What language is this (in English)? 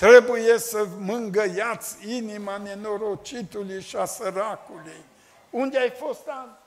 Romanian